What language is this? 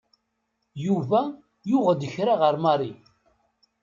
Kabyle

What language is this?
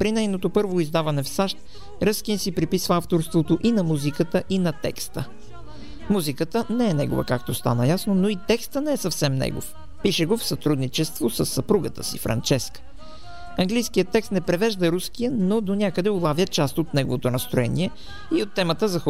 Bulgarian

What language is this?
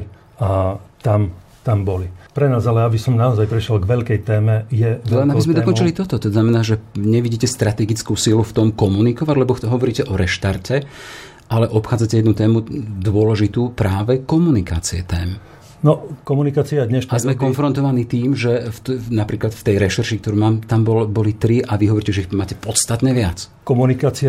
Slovak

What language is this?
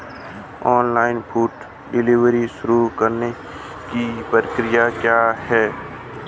Hindi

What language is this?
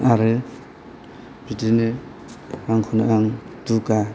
Bodo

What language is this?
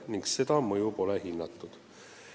Estonian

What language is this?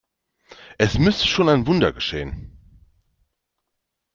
German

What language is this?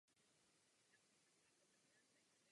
Czech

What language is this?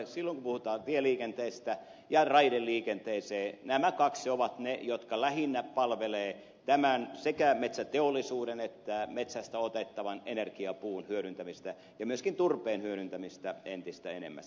Finnish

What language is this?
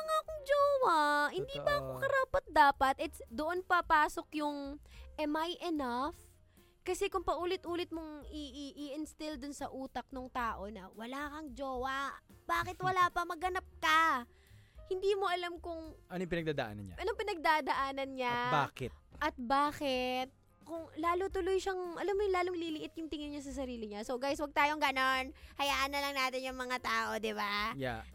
Filipino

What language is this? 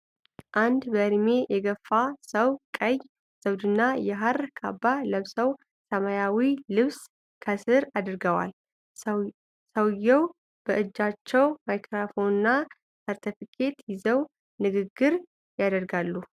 Amharic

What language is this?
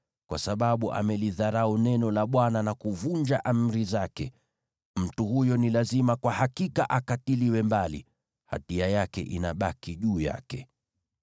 Swahili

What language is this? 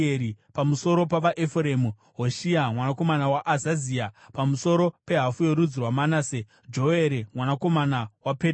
Shona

